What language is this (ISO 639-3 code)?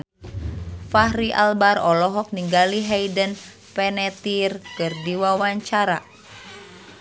sun